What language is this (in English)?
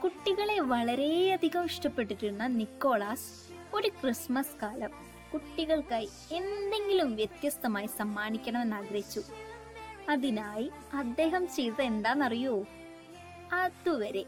Malayalam